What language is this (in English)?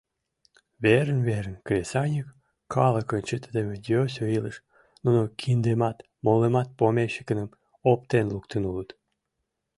Mari